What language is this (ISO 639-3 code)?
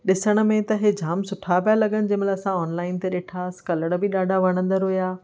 snd